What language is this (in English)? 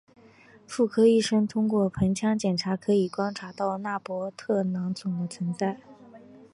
Chinese